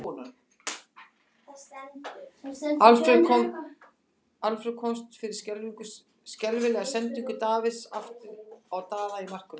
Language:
Icelandic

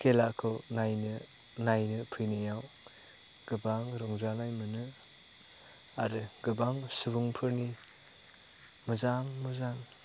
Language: Bodo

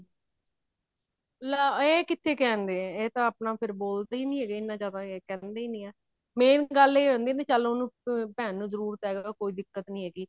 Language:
Punjabi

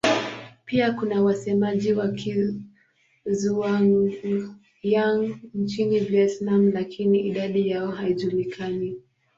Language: Swahili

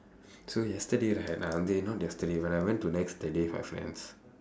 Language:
English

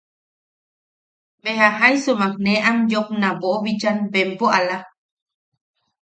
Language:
Yaqui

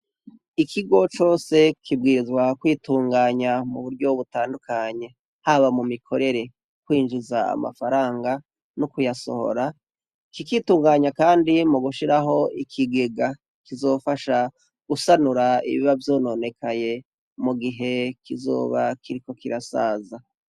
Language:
Rundi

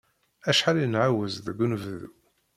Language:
Kabyle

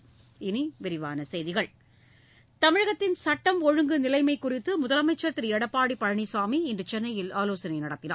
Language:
Tamil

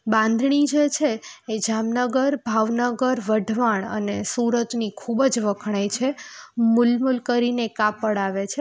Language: Gujarati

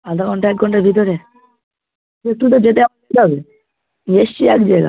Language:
Bangla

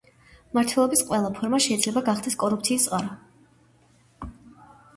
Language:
Georgian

